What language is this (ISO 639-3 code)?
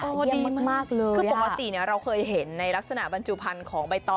tha